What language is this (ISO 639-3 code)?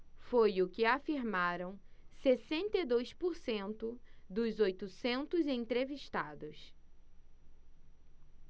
por